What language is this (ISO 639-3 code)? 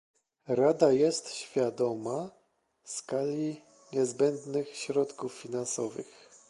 pol